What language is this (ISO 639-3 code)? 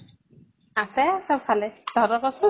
asm